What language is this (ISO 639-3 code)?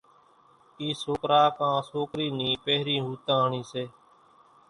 gjk